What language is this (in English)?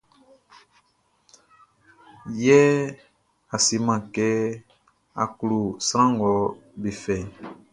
Baoulé